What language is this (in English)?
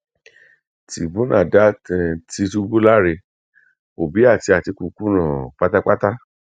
Yoruba